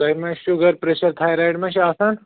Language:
Kashmiri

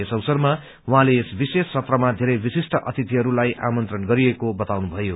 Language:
Nepali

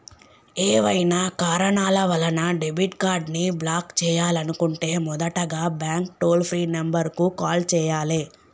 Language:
Telugu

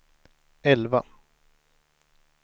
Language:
Swedish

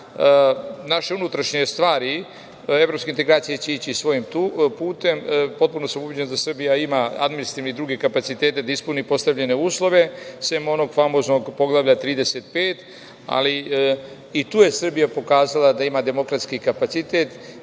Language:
Serbian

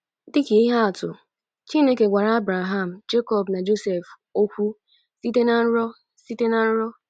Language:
Igbo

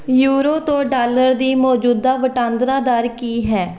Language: Punjabi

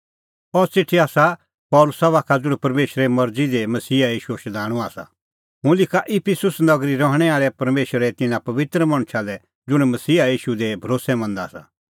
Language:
Kullu Pahari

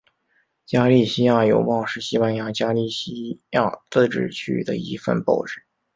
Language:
Chinese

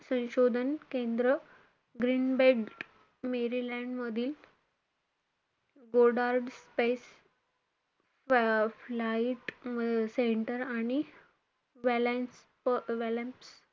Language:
Marathi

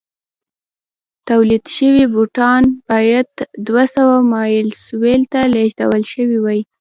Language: Pashto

